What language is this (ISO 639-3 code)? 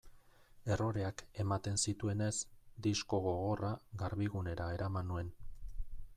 eus